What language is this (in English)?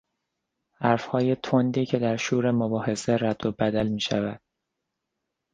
Persian